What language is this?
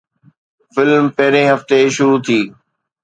Sindhi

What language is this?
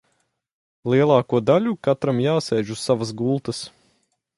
Latvian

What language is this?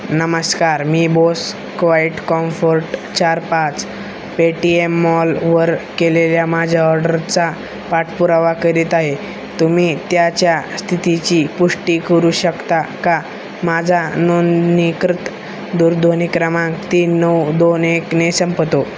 Marathi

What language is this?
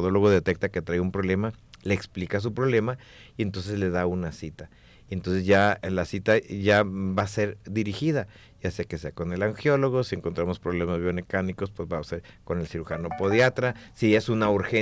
Spanish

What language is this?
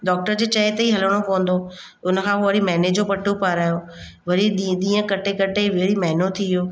Sindhi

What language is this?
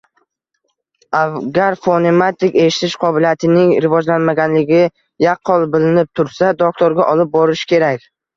Uzbek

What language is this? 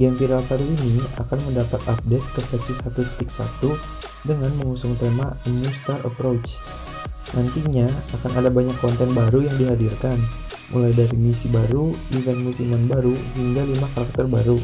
Indonesian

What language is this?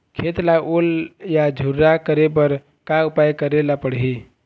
Chhattisgarhi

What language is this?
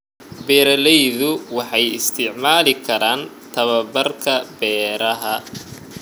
Somali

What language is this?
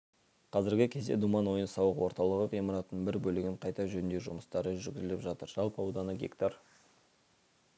Kazakh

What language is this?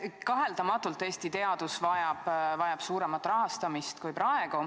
Estonian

